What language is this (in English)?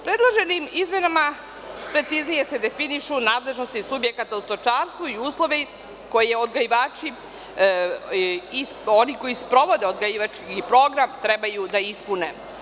Serbian